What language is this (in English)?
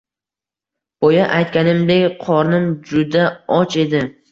Uzbek